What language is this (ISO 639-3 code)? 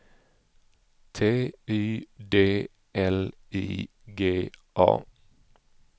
swe